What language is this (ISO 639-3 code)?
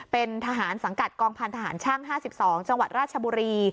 tha